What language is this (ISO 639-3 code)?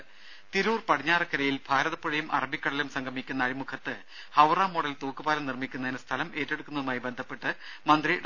mal